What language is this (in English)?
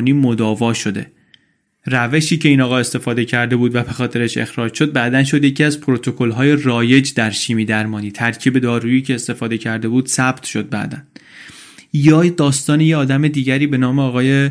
Persian